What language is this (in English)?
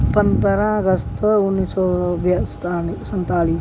Punjabi